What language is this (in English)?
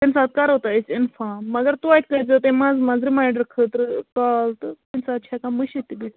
Kashmiri